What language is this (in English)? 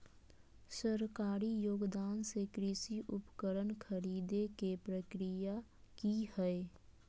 Magahi